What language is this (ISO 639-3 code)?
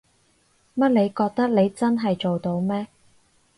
yue